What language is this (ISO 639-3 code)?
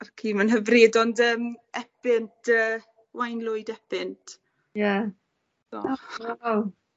cym